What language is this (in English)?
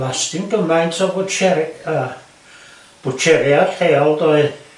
Welsh